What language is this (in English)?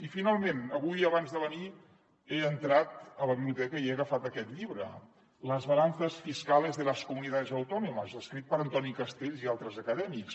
Catalan